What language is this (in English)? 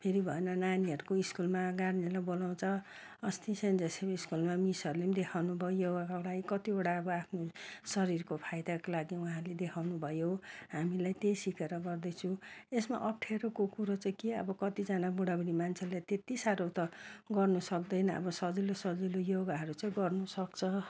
Nepali